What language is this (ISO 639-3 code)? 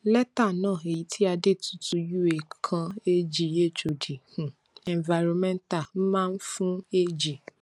yor